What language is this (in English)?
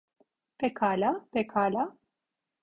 Turkish